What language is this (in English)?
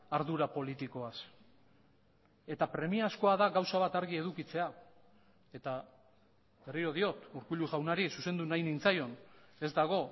Basque